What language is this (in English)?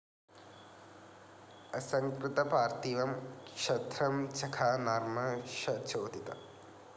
Malayalam